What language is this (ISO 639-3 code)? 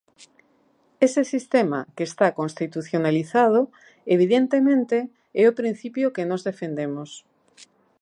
glg